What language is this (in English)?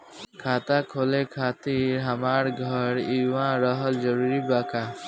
Bhojpuri